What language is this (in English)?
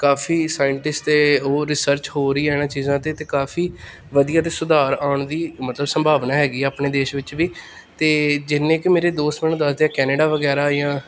Punjabi